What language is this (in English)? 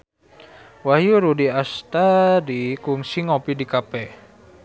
Sundanese